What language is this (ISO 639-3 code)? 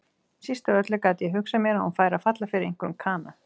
isl